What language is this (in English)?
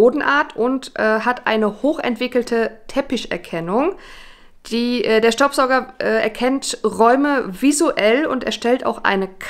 German